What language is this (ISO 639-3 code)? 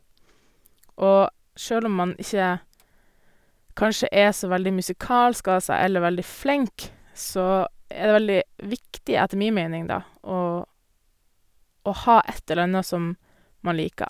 nor